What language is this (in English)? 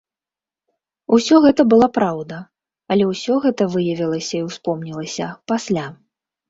Belarusian